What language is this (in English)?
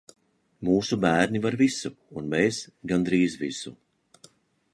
Latvian